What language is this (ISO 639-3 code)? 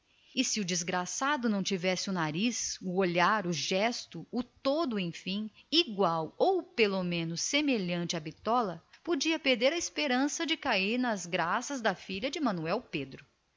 por